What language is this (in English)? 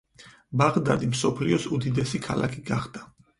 Georgian